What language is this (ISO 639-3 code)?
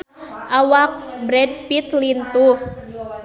sun